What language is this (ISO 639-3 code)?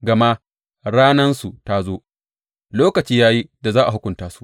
hau